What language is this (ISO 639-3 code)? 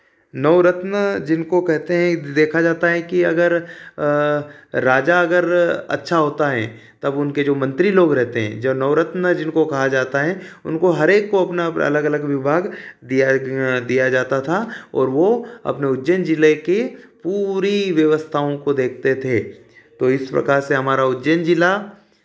hin